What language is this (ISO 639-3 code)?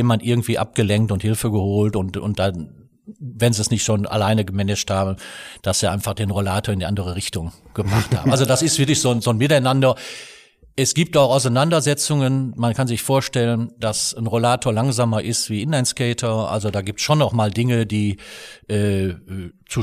deu